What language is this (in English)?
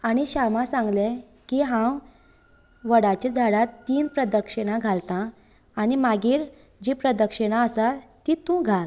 Konkani